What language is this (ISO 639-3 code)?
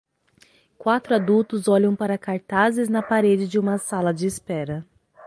por